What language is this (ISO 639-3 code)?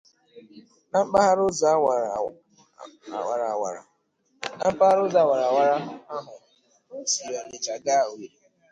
ibo